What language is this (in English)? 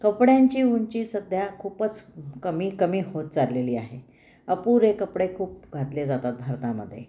Marathi